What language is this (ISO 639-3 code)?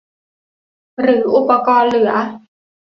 tha